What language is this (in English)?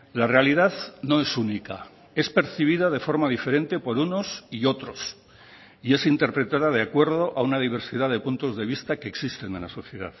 Spanish